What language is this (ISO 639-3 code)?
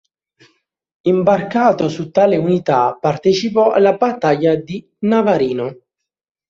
ita